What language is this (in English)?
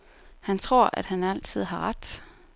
Danish